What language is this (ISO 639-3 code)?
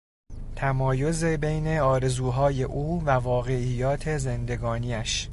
fas